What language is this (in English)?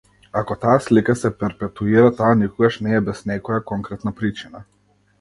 Macedonian